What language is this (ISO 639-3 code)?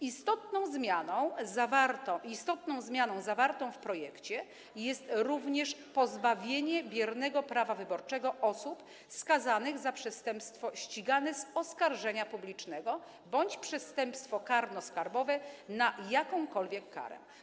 pol